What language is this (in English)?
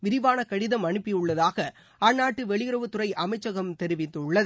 Tamil